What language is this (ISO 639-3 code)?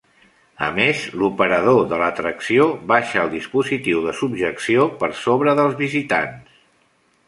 cat